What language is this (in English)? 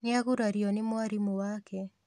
Kikuyu